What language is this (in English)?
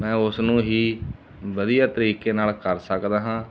Punjabi